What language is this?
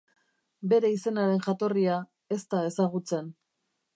Basque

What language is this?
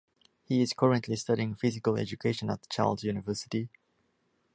English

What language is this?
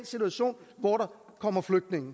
Danish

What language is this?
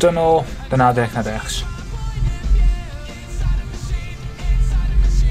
Dutch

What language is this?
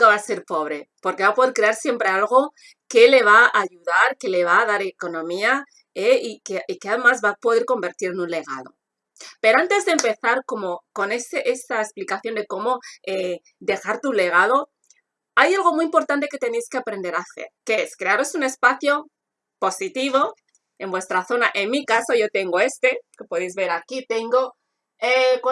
Spanish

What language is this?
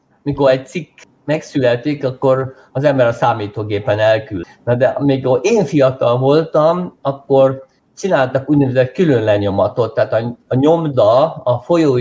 Hungarian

